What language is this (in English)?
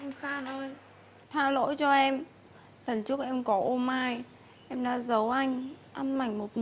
Vietnamese